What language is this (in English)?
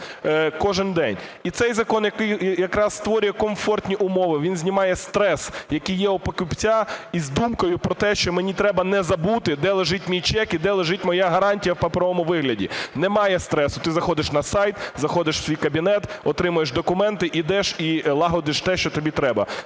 Ukrainian